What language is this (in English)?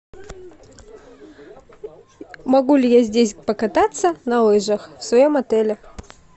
Russian